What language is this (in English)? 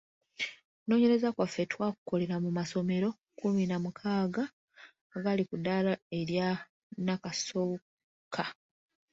Ganda